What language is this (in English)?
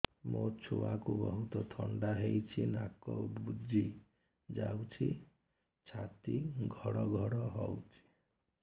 Odia